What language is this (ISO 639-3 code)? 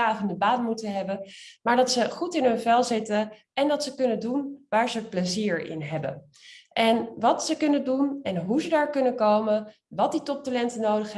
nld